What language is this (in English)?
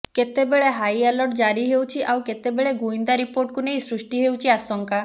Odia